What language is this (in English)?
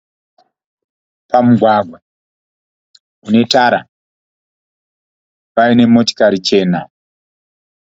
Shona